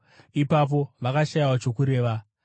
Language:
Shona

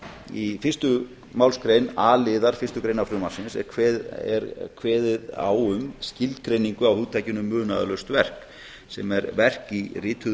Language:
Icelandic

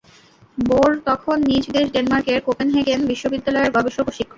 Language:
Bangla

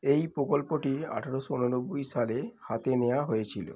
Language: Bangla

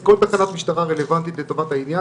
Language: Hebrew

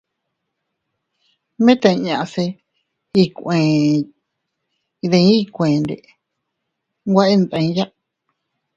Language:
Teutila Cuicatec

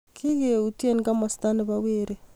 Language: Kalenjin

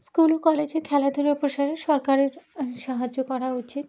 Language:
Bangla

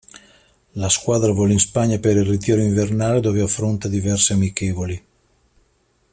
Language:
Italian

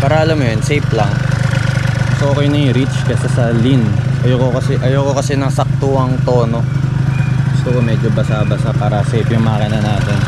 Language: Filipino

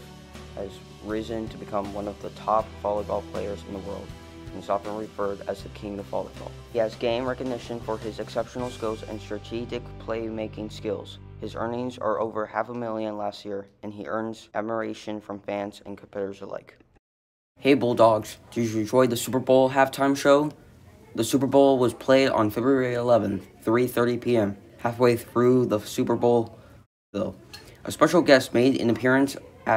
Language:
English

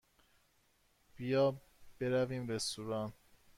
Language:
Persian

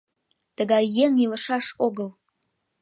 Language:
Mari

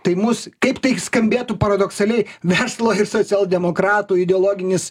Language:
Lithuanian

